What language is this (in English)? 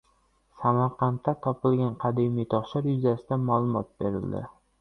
Uzbek